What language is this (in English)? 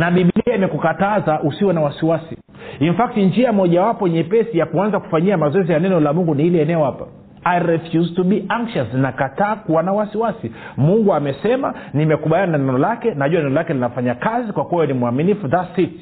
Swahili